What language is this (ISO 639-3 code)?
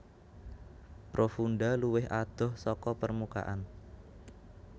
jav